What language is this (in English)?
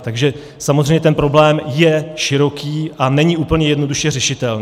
Czech